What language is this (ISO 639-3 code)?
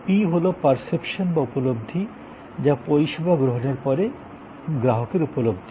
ben